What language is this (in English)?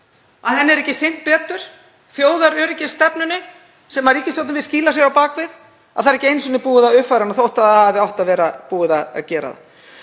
Icelandic